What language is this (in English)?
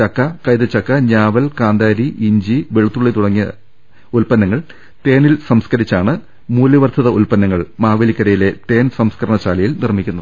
Malayalam